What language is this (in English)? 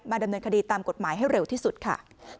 Thai